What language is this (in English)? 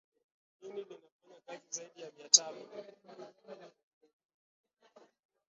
Swahili